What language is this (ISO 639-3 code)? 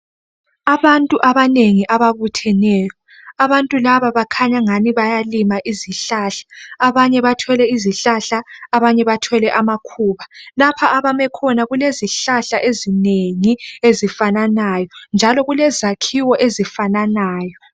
nde